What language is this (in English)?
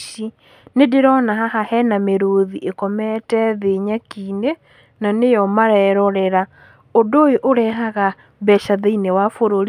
Kikuyu